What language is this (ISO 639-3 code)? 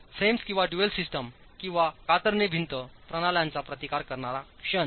mar